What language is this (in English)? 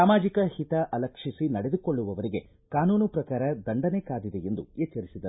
Kannada